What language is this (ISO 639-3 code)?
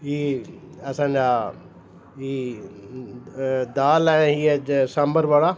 snd